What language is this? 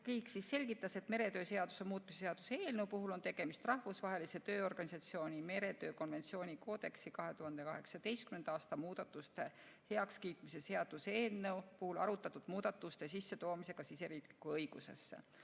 Estonian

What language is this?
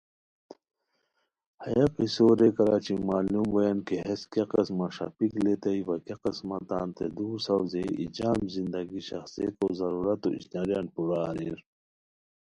Khowar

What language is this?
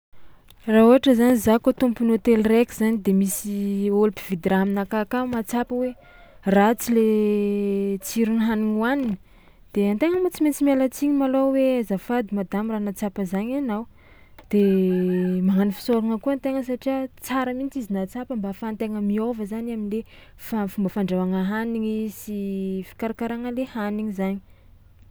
Tsimihety Malagasy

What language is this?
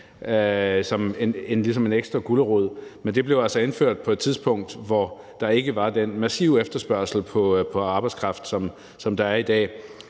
Danish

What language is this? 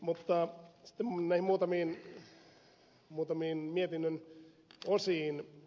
Finnish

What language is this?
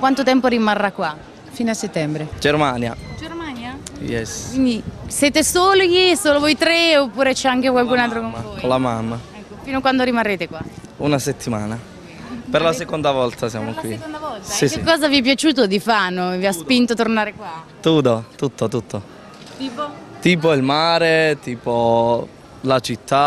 Italian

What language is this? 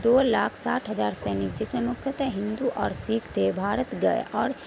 Urdu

